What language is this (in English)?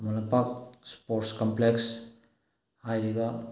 Manipuri